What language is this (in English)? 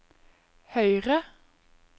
Norwegian